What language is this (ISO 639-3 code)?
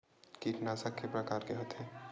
hne